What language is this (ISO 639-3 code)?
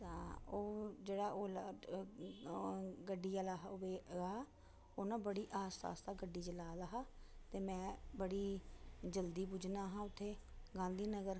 doi